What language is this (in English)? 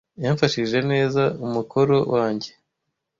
Kinyarwanda